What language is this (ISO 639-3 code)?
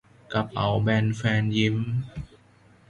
tha